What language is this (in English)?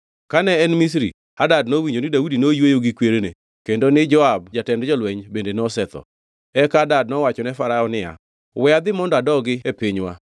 Luo (Kenya and Tanzania)